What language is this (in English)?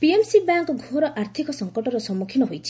Odia